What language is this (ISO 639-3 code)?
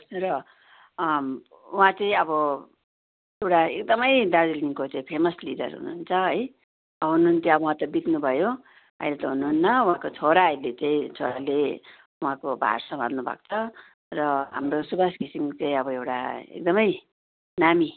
nep